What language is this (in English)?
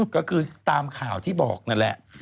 Thai